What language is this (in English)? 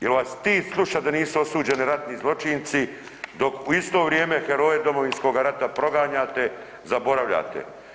Croatian